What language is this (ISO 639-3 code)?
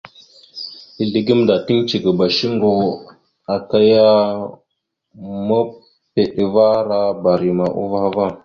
mxu